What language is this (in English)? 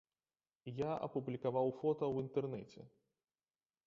Belarusian